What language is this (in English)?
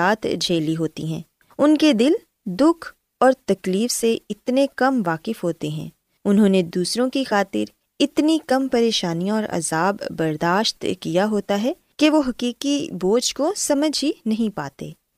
Urdu